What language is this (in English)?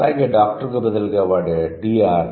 Telugu